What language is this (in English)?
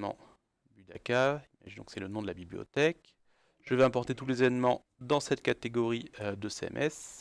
French